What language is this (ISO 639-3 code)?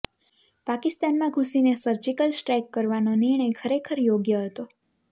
guj